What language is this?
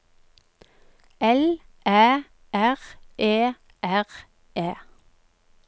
Norwegian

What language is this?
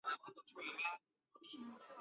Chinese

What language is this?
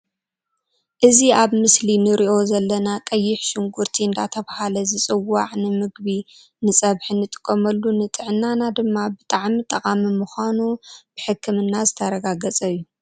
Tigrinya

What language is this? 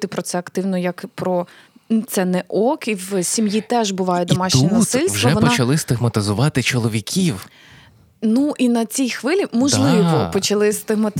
Ukrainian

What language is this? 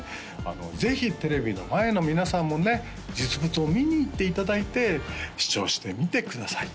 Japanese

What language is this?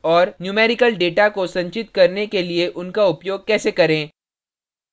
Hindi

